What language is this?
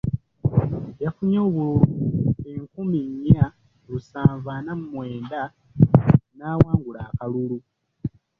Ganda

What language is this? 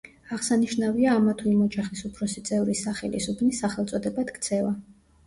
Georgian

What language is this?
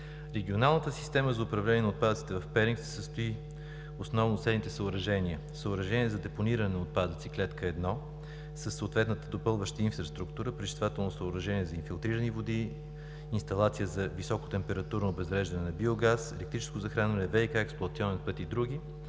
Bulgarian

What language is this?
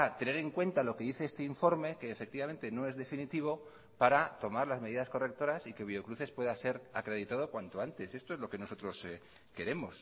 Spanish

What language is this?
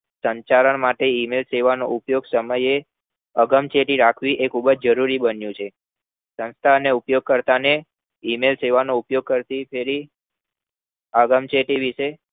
Gujarati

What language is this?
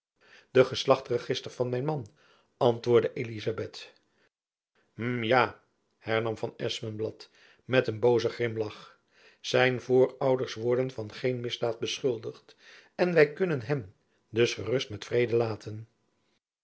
Dutch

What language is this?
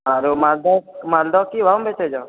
Maithili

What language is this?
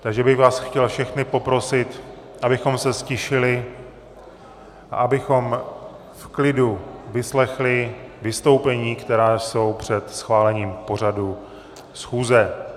Czech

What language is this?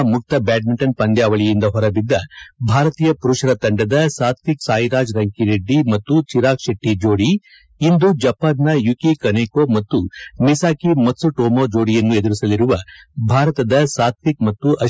Kannada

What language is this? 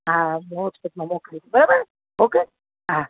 Gujarati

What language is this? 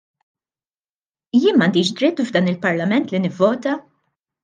Maltese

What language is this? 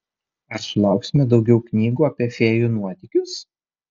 Lithuanian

